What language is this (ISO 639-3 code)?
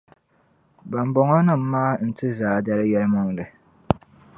dag